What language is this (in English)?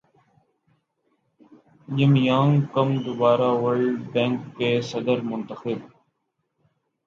Urdu